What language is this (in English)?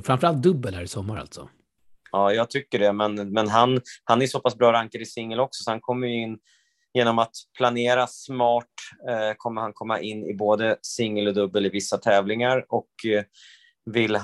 Swedish